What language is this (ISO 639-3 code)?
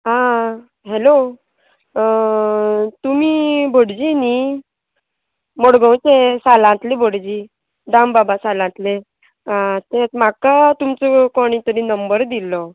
kok